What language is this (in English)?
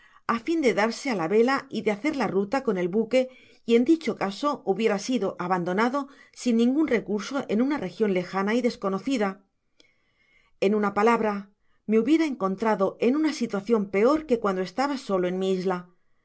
Spanish